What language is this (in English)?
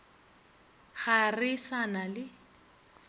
Northern Sotho